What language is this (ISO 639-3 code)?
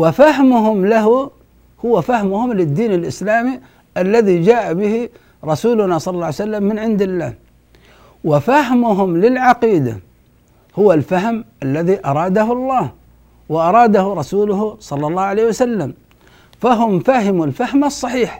ara